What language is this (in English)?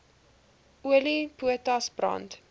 Afrikaans